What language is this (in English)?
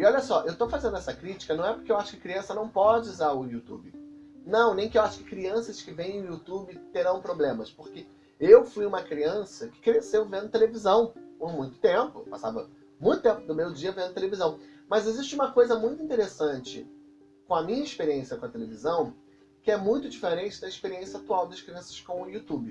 Portuguese